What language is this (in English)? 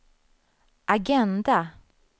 Swedish